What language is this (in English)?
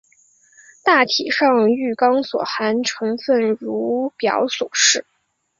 Chinese